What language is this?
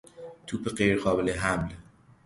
Persian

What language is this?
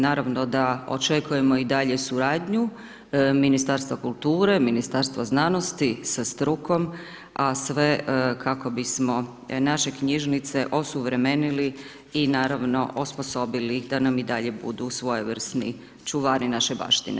Croatian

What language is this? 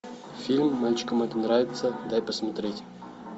Russian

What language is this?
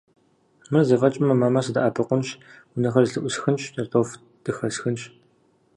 Kabardian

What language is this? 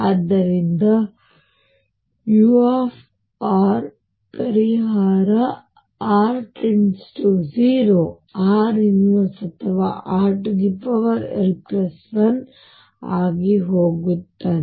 Kannada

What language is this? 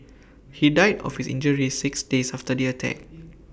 English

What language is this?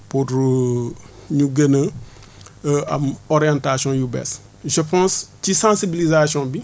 Wolof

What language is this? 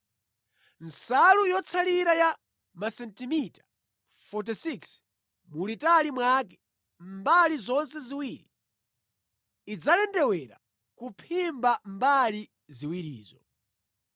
Nyanja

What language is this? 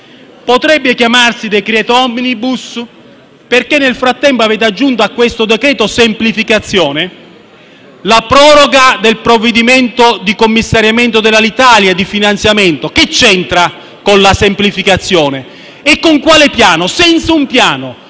Italian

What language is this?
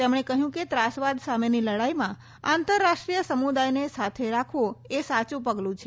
Gujarati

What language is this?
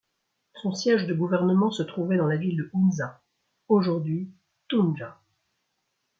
French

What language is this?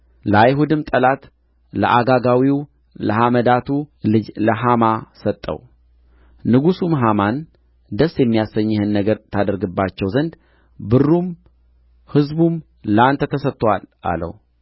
Amharic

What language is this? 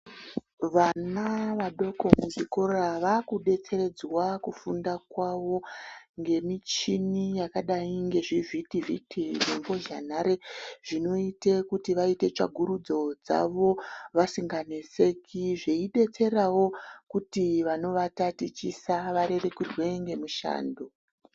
Ndau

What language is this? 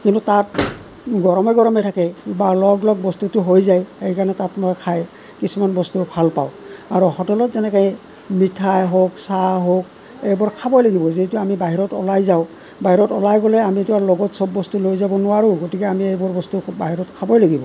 Assamese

